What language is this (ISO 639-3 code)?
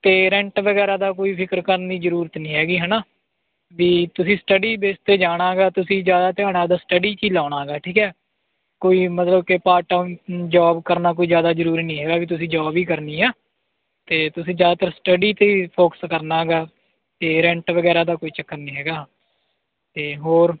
pan